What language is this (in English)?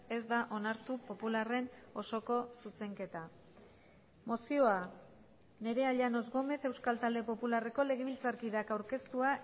Basque